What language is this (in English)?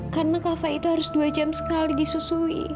Indonesian